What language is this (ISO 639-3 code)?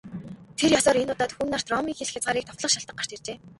mon